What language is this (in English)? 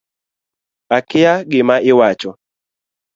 Luo (Kenya and Tanzania)